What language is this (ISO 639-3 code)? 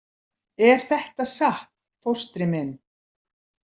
isl